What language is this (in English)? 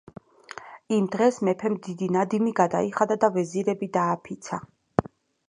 Georgian